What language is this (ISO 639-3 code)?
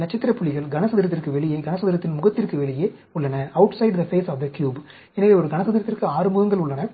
tam